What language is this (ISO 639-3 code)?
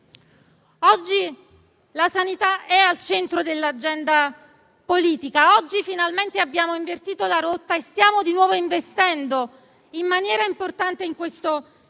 ita